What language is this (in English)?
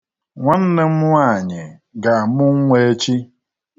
Igbo